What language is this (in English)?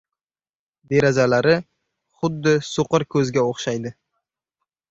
Uzbek